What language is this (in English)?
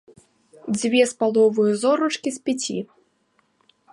Belarusian